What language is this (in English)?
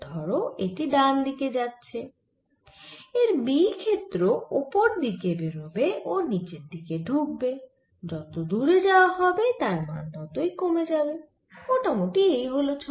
Bangla